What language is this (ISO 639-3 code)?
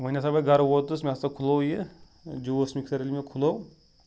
kas